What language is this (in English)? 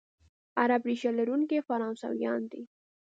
Pashto